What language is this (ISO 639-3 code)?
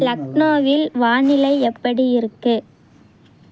tam